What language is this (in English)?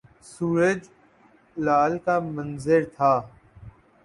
Urdu